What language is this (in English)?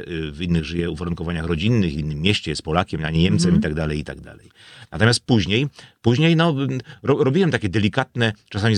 Polish